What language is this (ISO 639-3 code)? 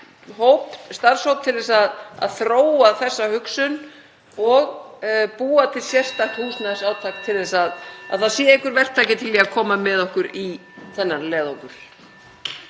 isl